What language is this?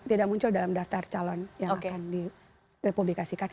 Indonesian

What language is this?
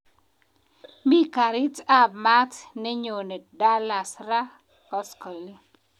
Kalenjin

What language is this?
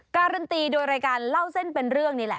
Thai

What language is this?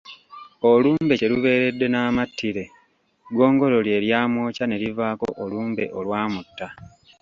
Ganda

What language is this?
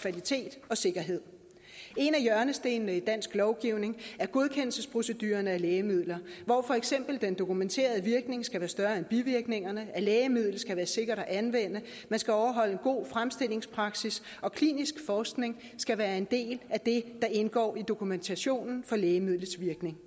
Danish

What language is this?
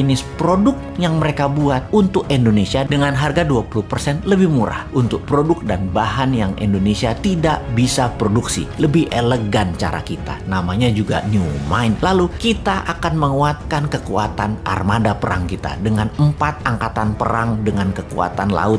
Indonesian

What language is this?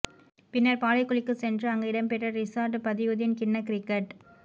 Tamil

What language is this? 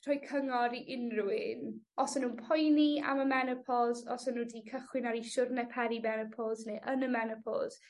Welsh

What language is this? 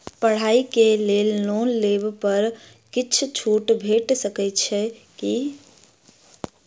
Maithili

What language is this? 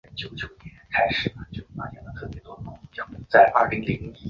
Chinese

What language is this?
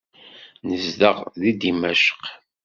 Kabyle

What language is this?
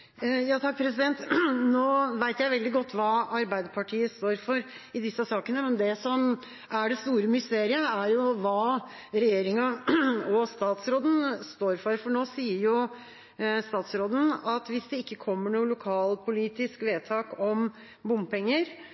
Norwegian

